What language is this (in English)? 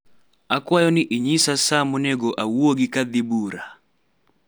Luo (Kenya and Tanzania)